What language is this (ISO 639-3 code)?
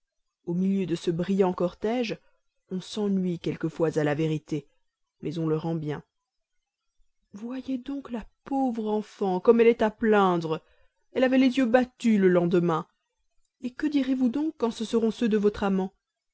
fra